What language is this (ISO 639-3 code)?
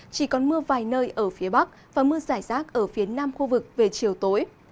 vie